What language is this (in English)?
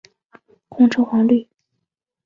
Chinese